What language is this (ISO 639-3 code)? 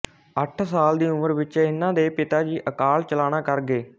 pan